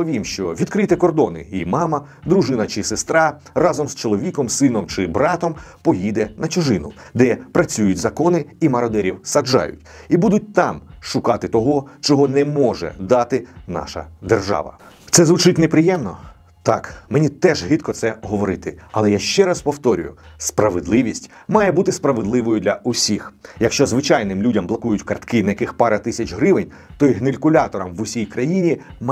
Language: Ukrainian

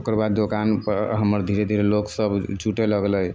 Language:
Maithili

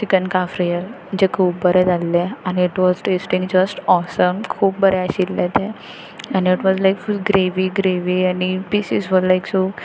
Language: Konkani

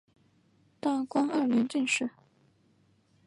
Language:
Chinese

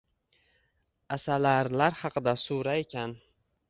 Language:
Uzbek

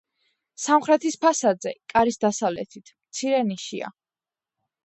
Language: Georgian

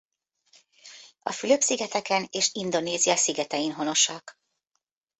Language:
Hungarian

